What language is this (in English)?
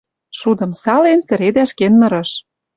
Western Mari